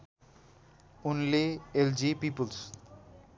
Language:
Nepali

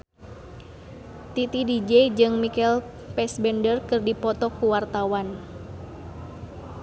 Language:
Sundanese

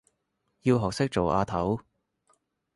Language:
Cantonese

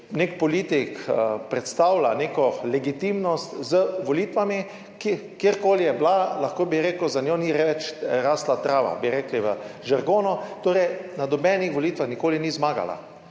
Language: Slovenian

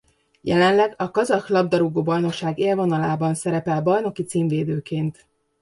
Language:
Hungarian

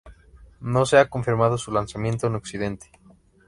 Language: Spanish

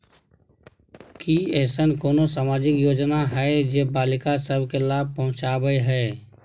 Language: Maithili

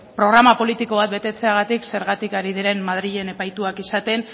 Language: Basque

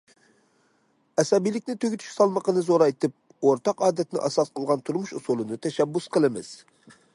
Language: Uyghur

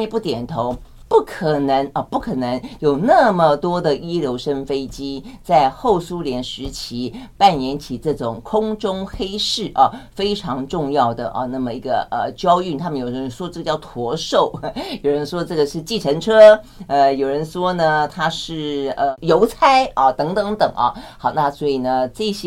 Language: Chinese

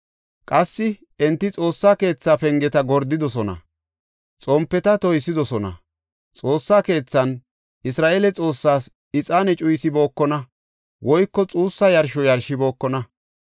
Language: Gofa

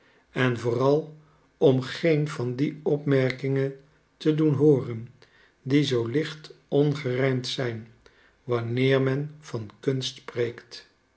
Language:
Dutch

